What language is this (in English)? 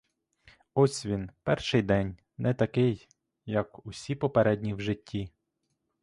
Ukrainian